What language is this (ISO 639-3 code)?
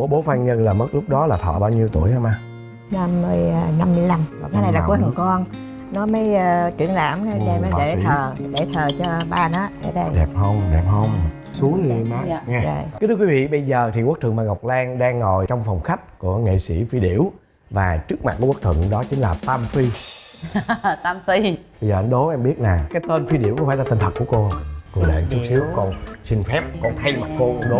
vie